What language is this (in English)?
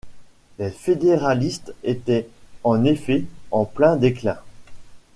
French